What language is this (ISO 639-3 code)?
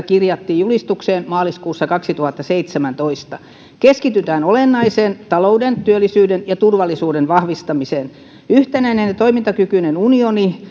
fin